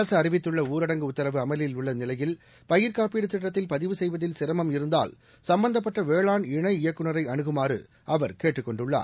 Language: Tamil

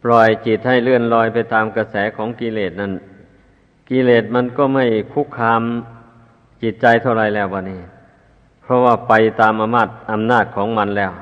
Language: Thai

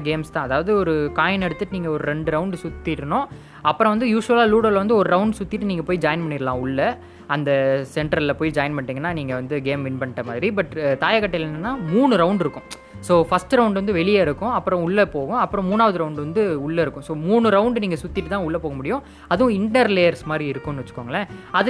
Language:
Tamil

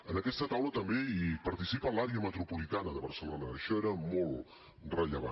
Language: Catalan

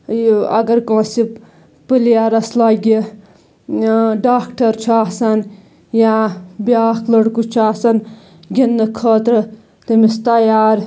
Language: Kashmiri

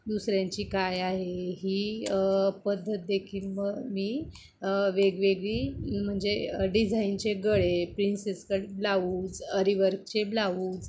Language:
Marathi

